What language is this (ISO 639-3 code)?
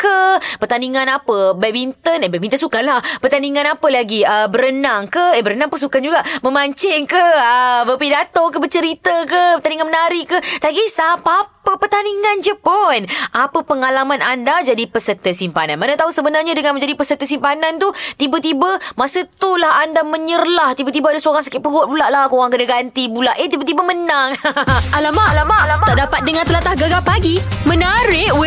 msa